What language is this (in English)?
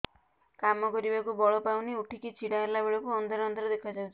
Odia